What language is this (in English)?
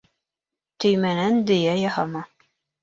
Bashkir